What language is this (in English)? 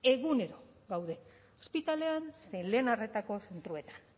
Basque